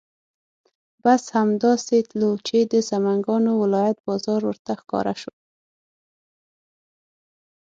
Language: Pashto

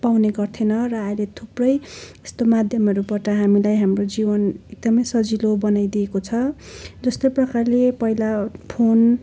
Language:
Nepali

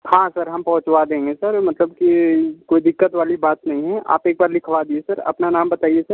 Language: Hindi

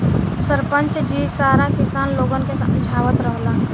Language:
Bhojpuri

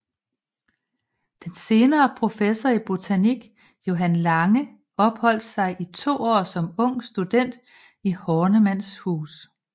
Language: Danish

